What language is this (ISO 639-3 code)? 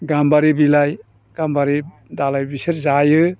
brx